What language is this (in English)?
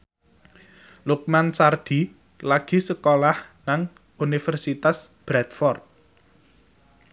Javanese